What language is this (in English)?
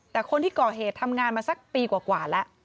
Thai